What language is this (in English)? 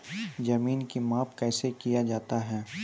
Maithili